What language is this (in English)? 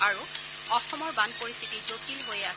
Assamese